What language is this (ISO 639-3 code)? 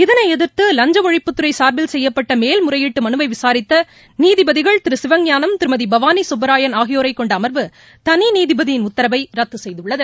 tam